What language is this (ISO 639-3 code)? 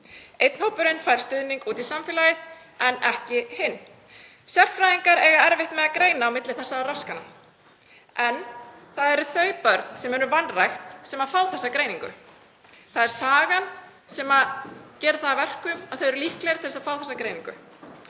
isl